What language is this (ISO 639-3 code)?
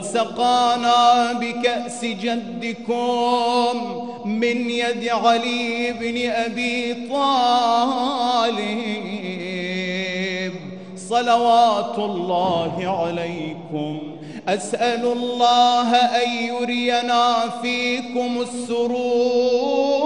ara